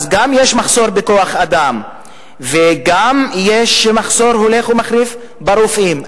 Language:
Hebrew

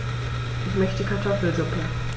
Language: German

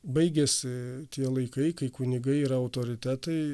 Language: Lithuanian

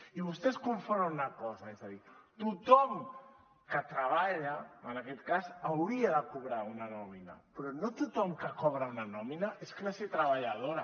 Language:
Catalan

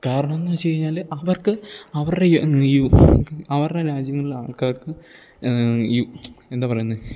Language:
Malayalam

